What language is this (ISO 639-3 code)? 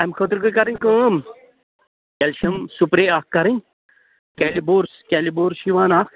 kas